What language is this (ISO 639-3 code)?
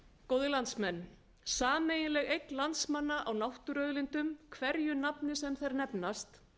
isl